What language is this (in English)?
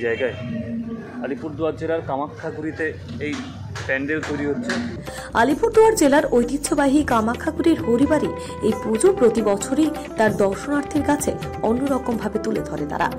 Hindi